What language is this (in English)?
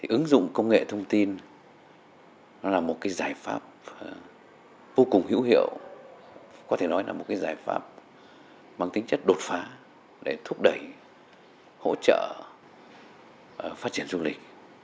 Vietnamese